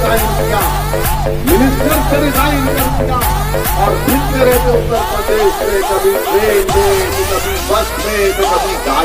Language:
Romanian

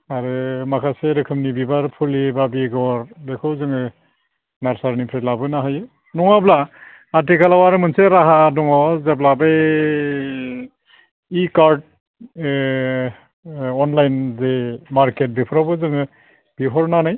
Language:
Bodo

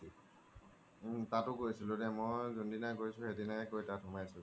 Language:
Assamese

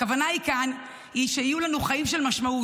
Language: Hebrew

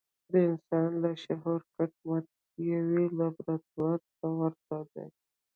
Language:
Pashto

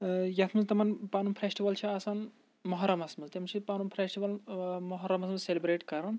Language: Kashmiri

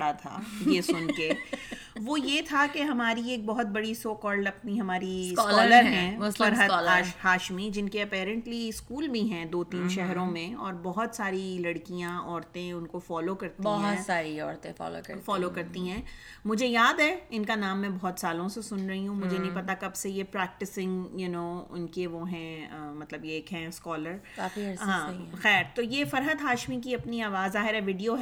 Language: Urdu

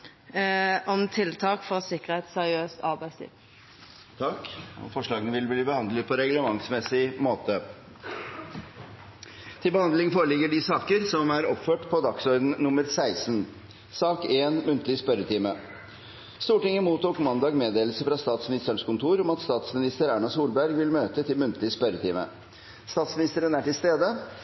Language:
Norwegian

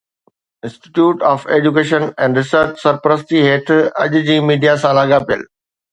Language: Sindhi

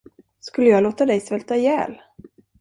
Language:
Swedish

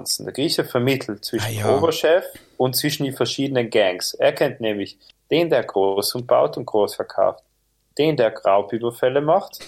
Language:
German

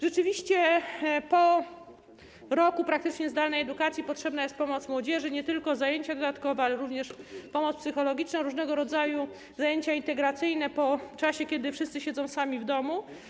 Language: Polish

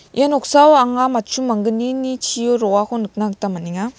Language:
Garo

